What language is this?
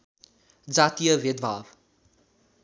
Nepali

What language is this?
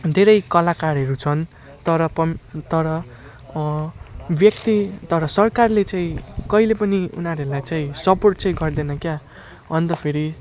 Nepali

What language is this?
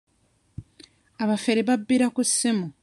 Ganda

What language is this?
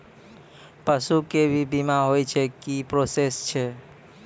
Maithili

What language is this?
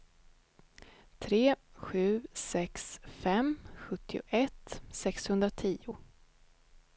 Swedish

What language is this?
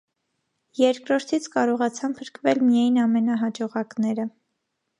Armenian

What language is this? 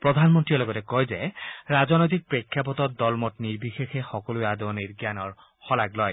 Assamese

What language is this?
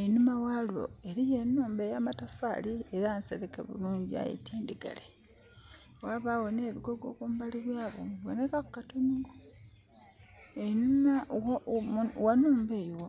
Soga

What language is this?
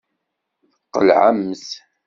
Kabyle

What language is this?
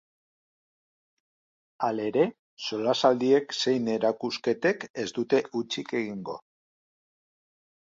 Basque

